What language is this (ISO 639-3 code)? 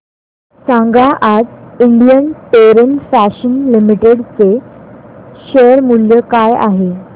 mar